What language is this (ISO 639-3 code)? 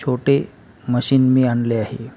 mar